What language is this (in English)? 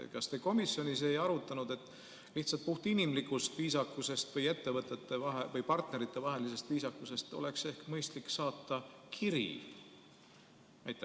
Estonian